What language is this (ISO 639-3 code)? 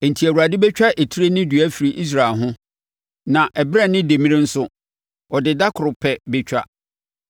aka